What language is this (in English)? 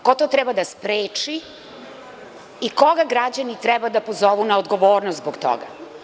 Serbian